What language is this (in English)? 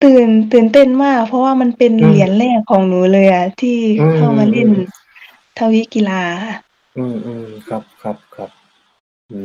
Thai